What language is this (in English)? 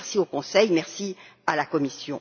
French